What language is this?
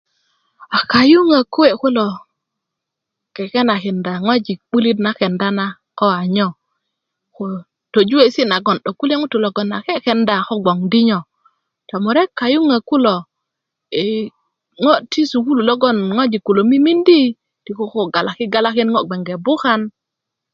Kuku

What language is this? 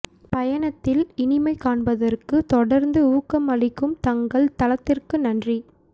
Tamil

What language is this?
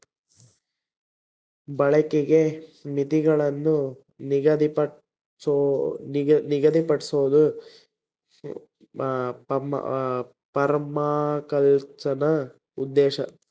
Kannada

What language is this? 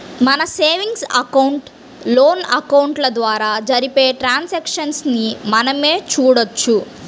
Telugu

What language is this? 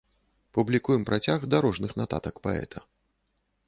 Belarusian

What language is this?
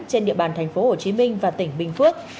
Vietnamese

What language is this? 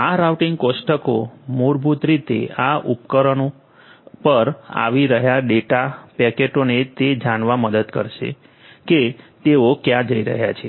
Gujarati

